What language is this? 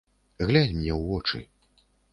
Belarusian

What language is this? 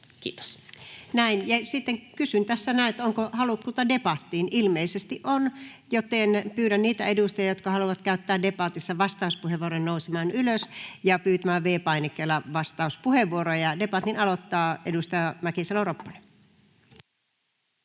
Finnish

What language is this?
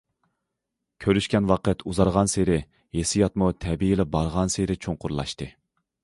Uyghur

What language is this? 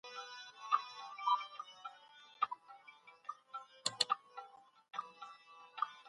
Pashto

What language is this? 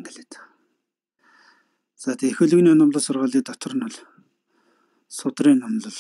Turkish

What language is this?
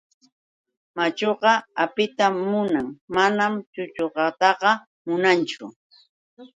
Yauyos Quechua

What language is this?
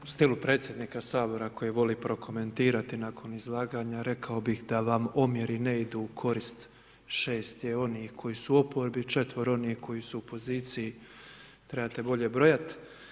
Croatian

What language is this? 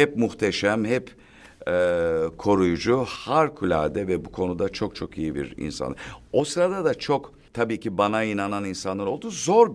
Turkish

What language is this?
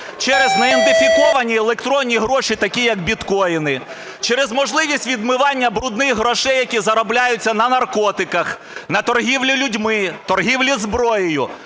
Ukrainian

